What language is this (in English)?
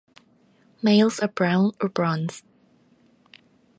English